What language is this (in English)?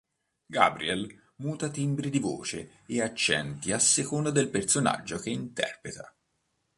Italian